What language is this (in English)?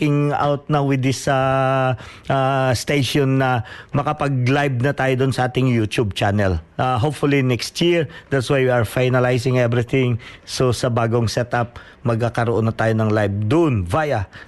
Filipino